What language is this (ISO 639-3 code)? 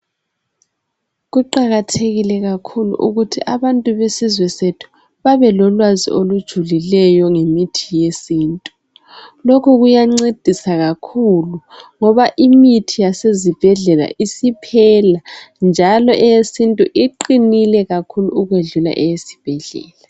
nde